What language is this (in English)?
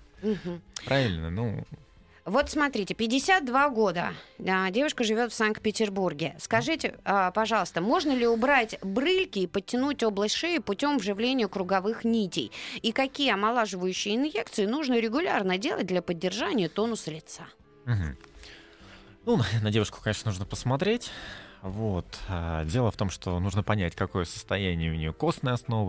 Russian